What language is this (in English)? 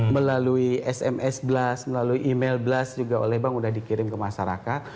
Indonesian